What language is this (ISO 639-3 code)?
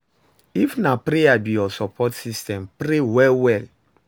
pcm